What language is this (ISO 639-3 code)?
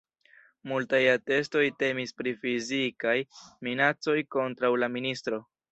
epo